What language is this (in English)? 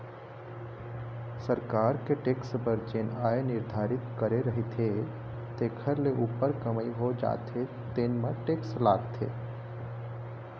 Chhattisgarhi